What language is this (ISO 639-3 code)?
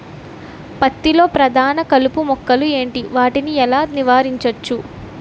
tel